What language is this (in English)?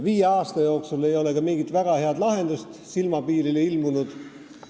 Estonian